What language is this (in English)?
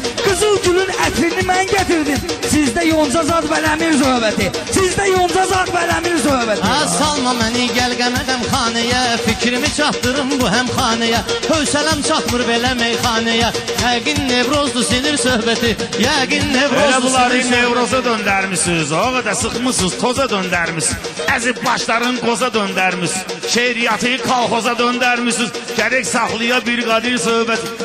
Turkish